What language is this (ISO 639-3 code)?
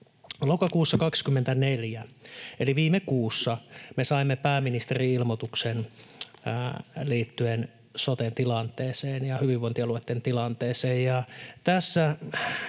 fin